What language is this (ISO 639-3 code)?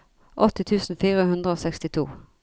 nor